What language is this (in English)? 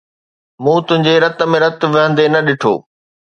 Sindhi